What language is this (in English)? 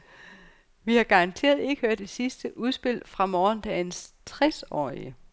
Danish